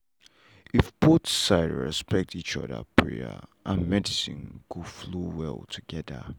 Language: Nigerian Pidgin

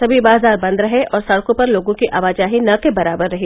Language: Hindi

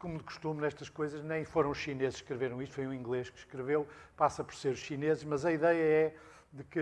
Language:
Portuguese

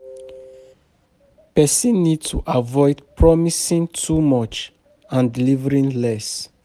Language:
Nigerian Pidgin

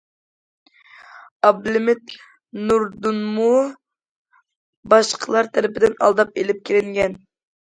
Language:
Uyghur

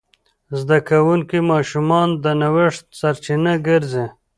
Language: Pashto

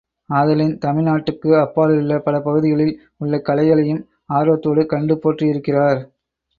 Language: Tamil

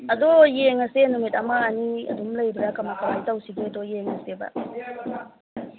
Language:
Manipuri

